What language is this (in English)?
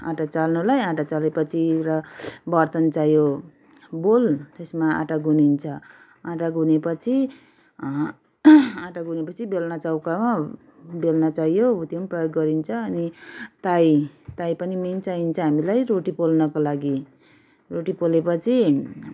Nepali